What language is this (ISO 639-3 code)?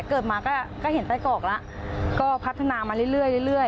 tha